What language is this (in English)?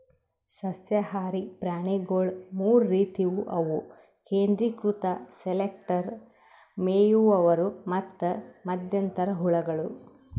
Kannada